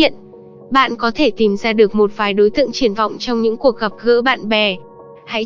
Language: Vietnamese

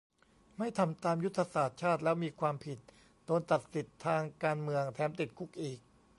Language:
Thai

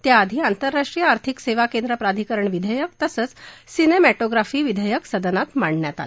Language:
Marathi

